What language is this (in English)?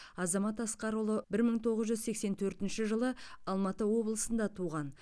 Kazakh